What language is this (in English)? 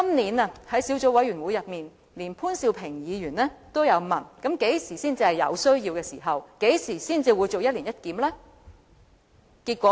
Cantonese